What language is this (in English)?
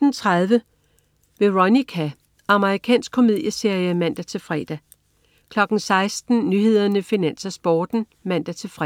Danish